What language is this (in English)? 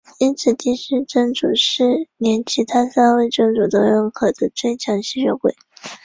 Chinese